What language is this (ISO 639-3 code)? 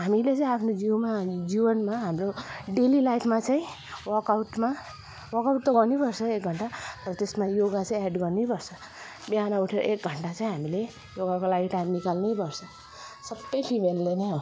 nep